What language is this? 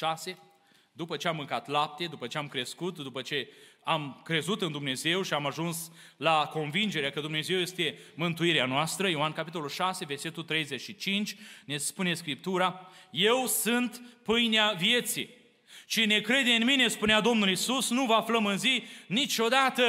Romanian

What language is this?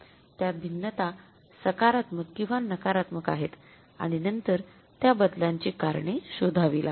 Marathi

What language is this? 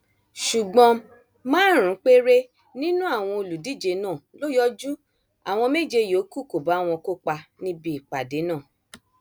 Yoruba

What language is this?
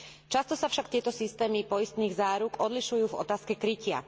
Slovak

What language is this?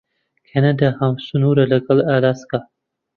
Central Kurdish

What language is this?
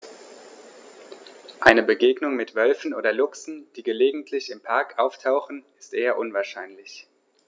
German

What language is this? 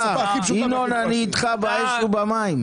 Hebrew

